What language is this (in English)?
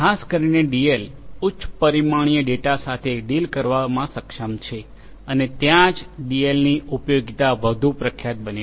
Gujarati